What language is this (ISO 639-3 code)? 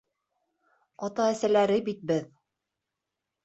bak